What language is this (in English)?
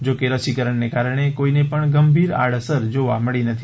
Gujarati